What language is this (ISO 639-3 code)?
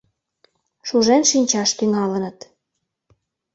chm